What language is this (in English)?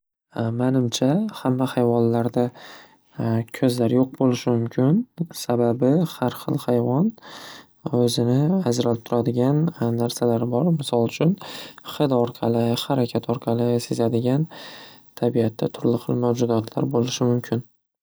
Uzbek